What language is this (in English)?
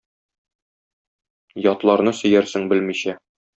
Tatar